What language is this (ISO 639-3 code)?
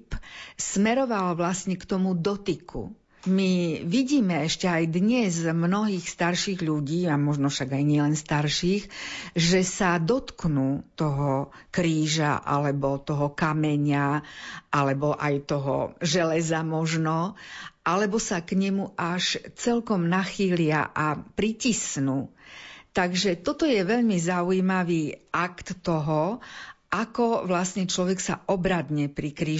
slk